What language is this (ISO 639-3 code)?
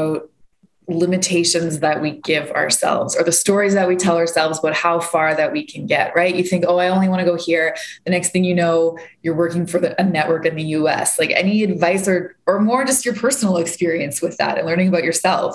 eng